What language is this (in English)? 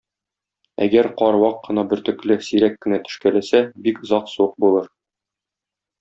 Tatar